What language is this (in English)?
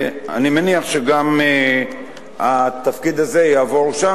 Hebrew